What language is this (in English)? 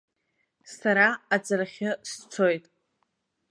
Abkhazian